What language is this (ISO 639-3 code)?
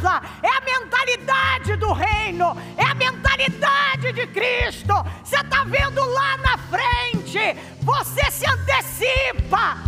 por